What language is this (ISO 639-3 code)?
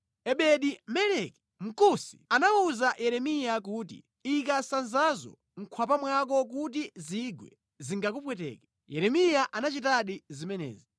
nya